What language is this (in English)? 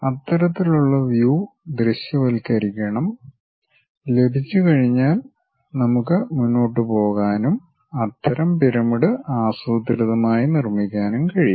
Malayalam